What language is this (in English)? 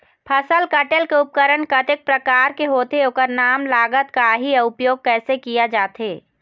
Chhattisgarhi